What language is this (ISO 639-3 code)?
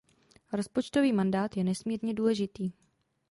ces